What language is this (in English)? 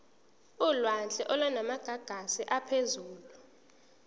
Zulu